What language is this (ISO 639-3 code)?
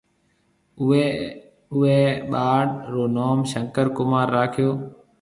mve